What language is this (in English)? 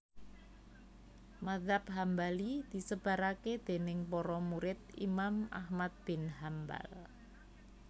Javanese